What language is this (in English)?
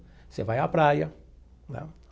Portuguese